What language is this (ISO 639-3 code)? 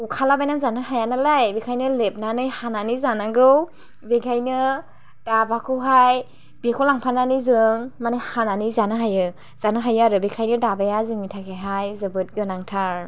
brx